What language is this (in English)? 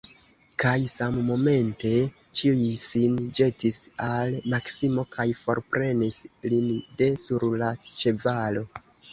Esperanto